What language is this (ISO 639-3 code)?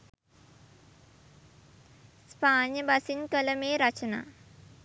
sin